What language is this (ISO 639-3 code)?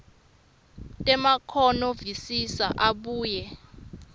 ssw